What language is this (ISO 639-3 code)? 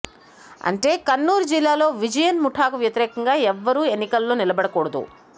tel